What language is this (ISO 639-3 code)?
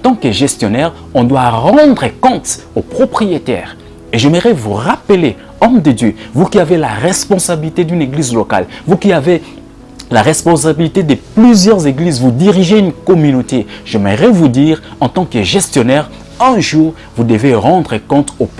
fra